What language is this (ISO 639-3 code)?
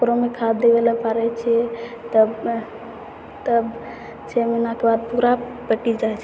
mai